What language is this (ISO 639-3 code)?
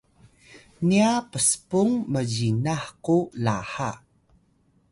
tay